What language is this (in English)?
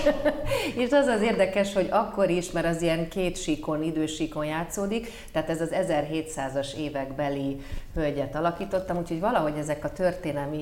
Hungarian